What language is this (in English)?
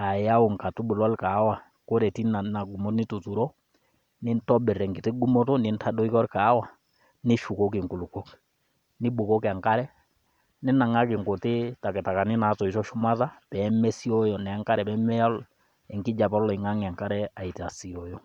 Masai